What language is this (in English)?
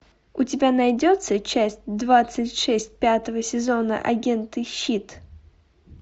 Russian